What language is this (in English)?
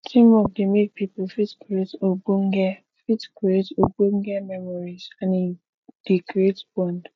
Nigerian Pidgin